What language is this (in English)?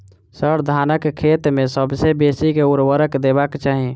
Maithili